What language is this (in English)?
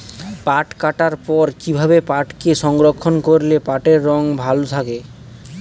Bangla